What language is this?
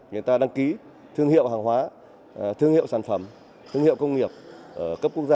Vietnamese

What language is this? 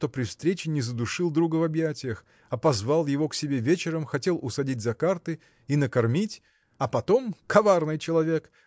Russian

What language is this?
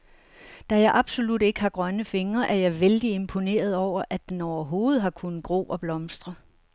Danish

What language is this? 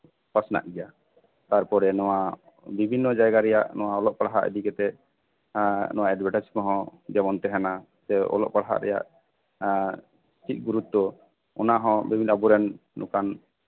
Santali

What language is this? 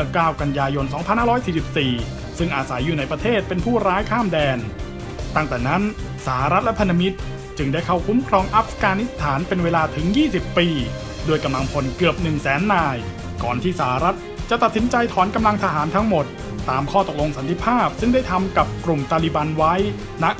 Thai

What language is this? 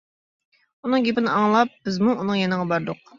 Uyghur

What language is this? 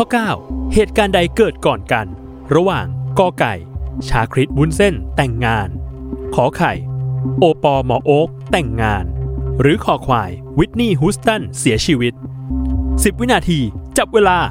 Thai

